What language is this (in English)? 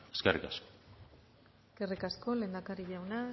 Basque